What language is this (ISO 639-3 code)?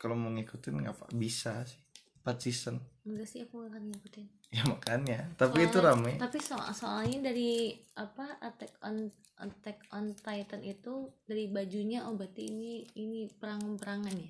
ind